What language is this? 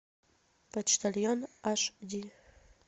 Russian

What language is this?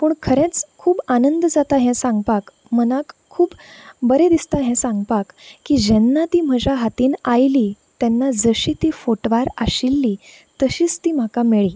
Konkani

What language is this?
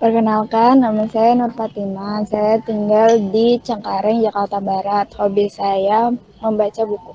Indonesian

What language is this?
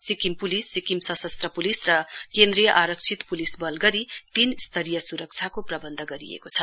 Nepali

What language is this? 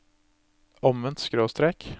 Norwegian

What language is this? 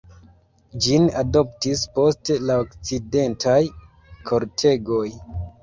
Esperanto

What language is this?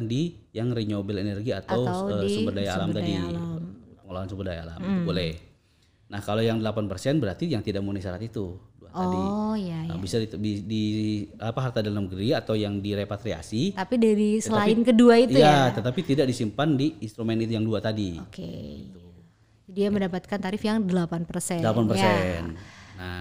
Indonesian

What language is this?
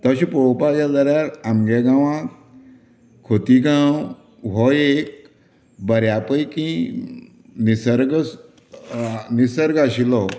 Konkani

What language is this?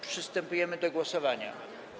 Polish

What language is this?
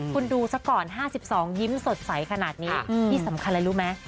Thai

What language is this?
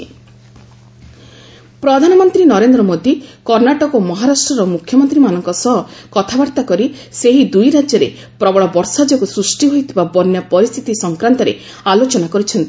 Odia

